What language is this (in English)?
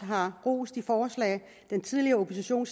Danish